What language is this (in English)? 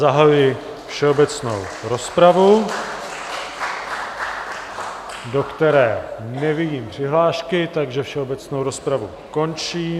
Czech